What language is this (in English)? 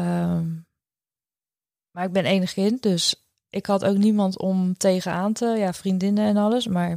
Dutch